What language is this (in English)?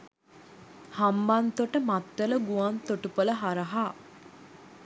Sinhala